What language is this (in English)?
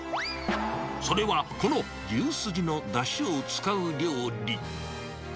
Japanese